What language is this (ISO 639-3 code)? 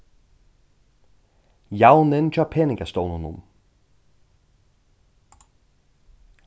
fao